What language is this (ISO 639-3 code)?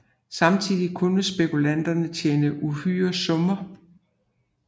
dan